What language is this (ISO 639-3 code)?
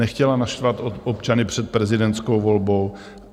ces